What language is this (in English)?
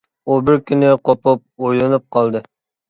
Uyghur